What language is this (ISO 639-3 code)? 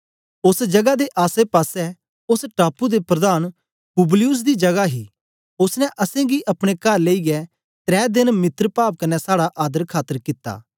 doi